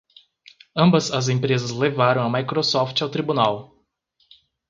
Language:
Portuguese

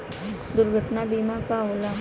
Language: Bhojpuri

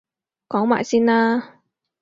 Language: Cantonese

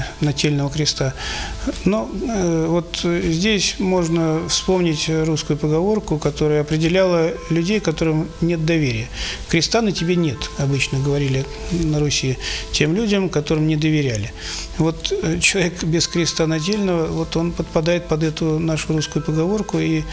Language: Russian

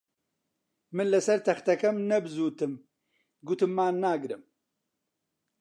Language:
Central Kurdish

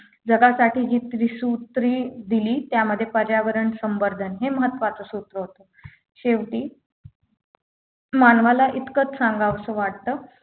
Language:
Marathi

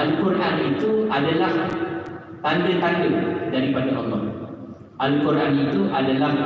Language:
Malay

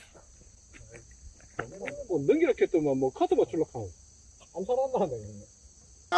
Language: Korean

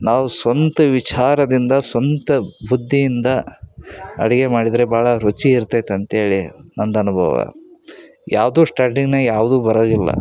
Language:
Kannada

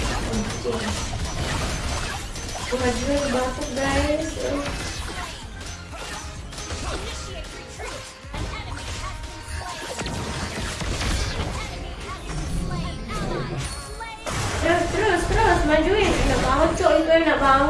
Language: Indonesian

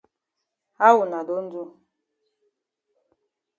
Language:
Cameroon Pidgin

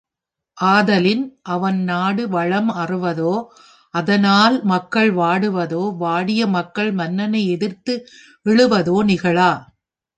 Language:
Tamil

